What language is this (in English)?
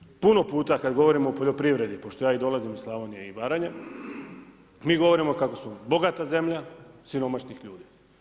Croatian